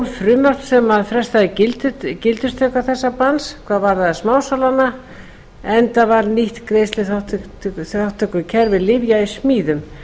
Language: Icelandic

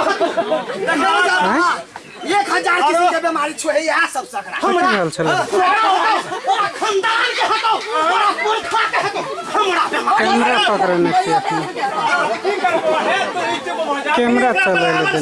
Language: Nepali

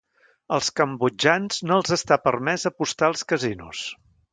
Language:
Catalan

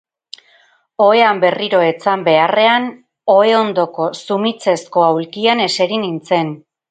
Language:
Basque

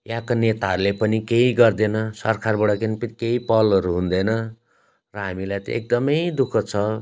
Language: Nepali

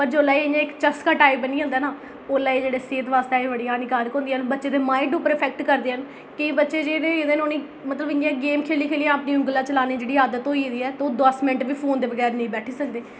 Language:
Dogri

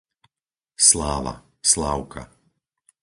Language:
Slovak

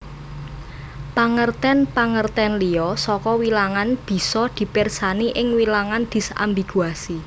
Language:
Javanese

